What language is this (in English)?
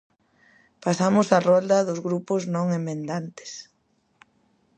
Galician